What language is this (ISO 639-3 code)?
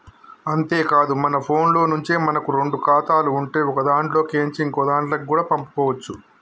tel